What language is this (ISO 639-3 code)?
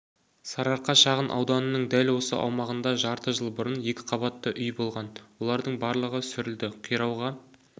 kaz